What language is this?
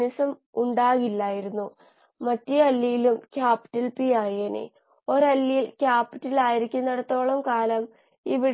Malayalam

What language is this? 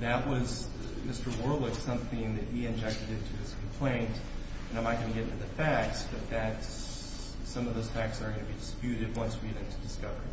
English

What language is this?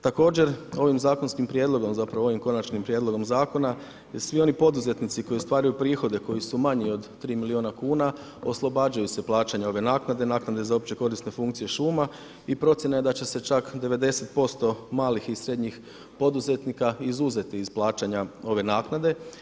Croatian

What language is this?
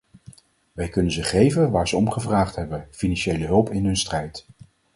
Dutch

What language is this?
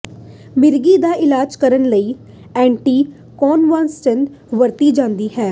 Punjabi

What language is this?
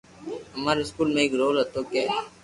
Loarki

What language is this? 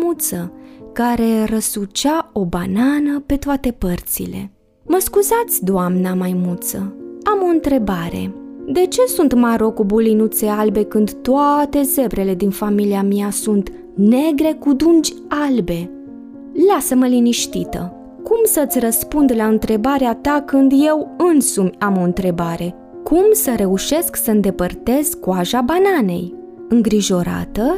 Romanian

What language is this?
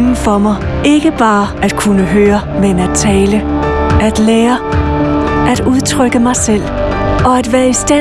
Danish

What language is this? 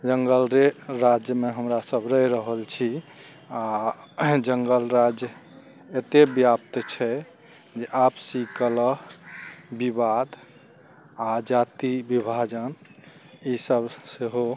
Maithili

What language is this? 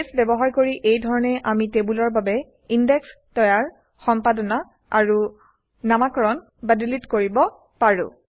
Assamese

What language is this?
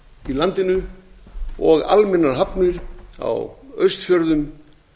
Icelandic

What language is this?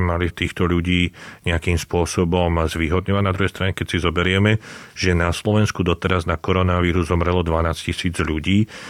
Slovak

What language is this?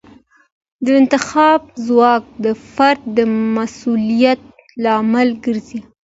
Pashto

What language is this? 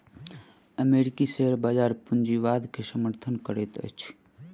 Maithili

